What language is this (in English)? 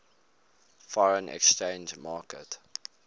English